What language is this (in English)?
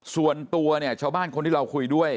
Thai